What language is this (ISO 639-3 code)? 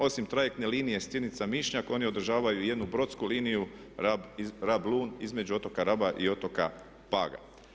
hrv